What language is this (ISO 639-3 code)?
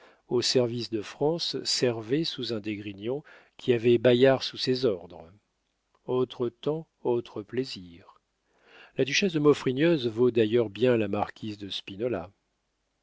fra